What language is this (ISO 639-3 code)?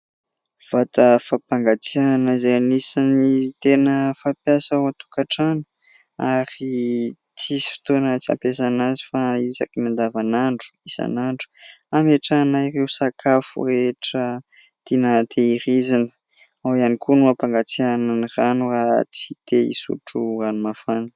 mlg